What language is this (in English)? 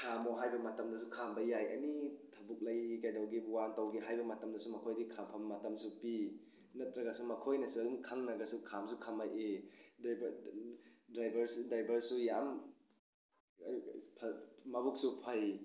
Manipuri